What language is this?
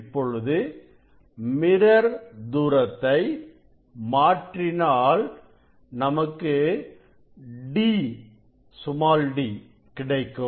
Tamil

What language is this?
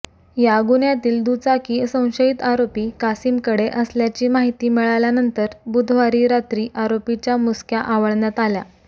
Marathi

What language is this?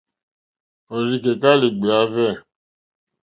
Mokpwe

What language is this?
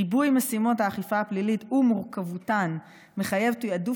Hebrew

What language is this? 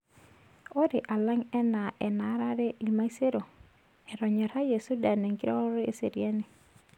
Masai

